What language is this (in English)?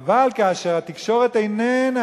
Hebrew